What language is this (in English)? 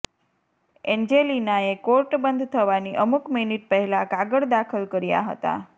Gujarati